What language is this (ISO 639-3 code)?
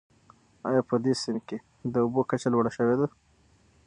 pus